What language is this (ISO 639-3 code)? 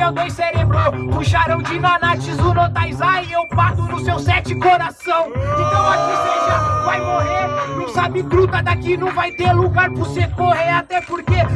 por